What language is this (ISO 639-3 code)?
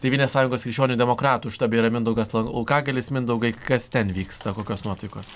lit